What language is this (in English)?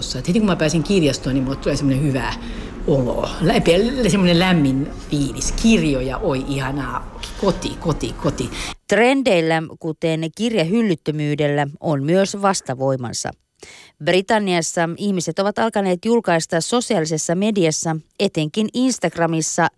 Finnish